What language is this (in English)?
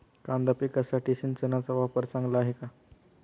Marathi